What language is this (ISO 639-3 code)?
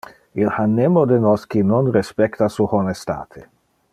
ina